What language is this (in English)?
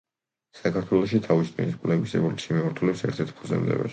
Georgian